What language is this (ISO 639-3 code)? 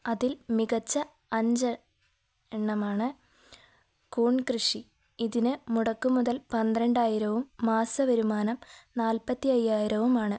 mal